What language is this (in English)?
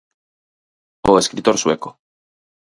Galician